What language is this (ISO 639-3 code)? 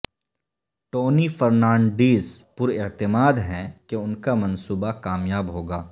urd